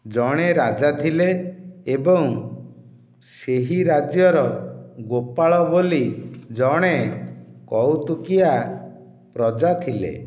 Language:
Odia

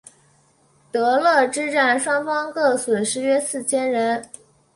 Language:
Chinese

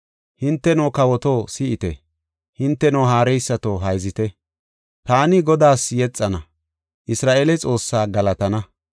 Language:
Gofa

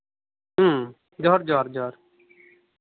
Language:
Santali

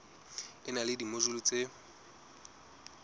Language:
Southern Sotho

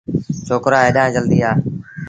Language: Sindhi Bhil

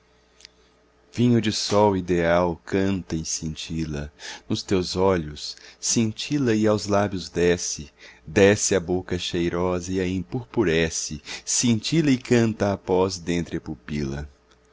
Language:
Portuguese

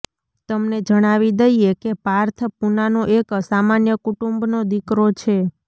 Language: Gujarati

